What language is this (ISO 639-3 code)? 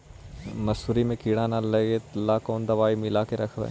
mag